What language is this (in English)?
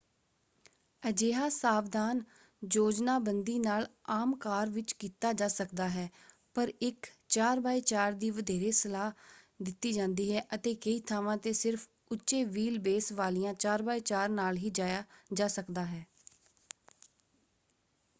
Punjabi